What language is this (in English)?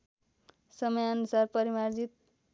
Nepali